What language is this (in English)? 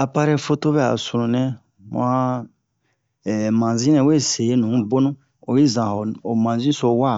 Bomu